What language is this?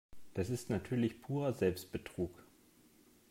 German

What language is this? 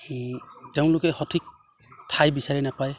Assamese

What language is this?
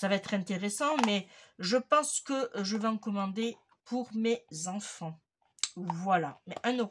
French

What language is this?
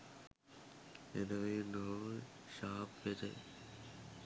Sinhala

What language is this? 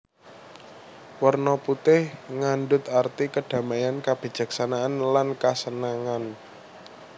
Javanese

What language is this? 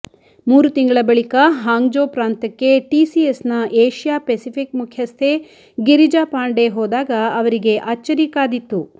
Kannada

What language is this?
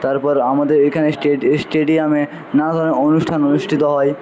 Bangla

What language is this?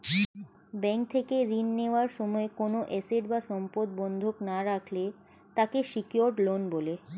Bangla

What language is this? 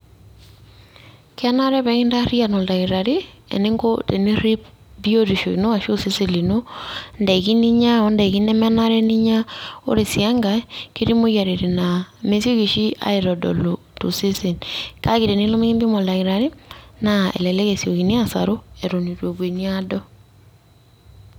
Masai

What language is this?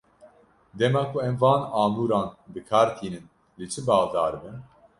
Kurdish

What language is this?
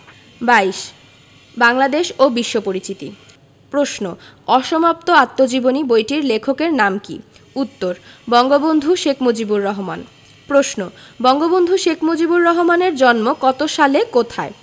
Bangla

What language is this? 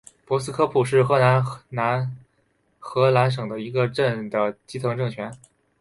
Chinese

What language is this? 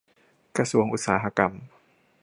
Thai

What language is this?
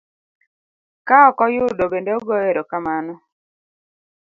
Luo (Kenya and Tanzania)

